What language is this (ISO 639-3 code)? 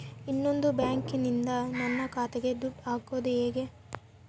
kan